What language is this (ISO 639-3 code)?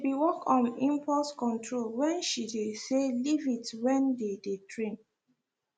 pcm